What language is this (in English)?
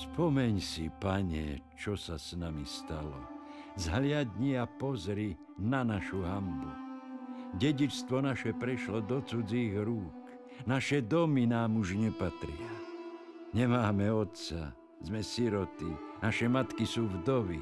Slovak